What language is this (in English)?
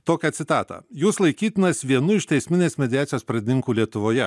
Lithuanian